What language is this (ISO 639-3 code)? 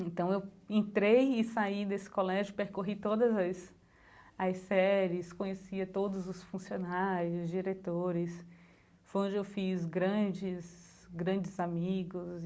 por